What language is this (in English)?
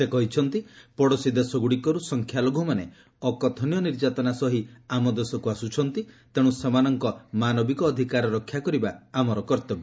Odia